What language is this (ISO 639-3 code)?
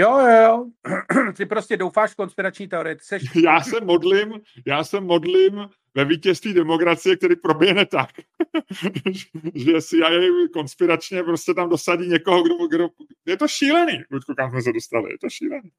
ces